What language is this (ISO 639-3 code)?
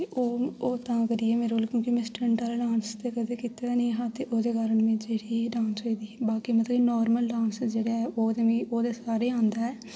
doi